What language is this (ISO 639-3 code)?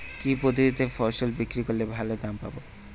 ben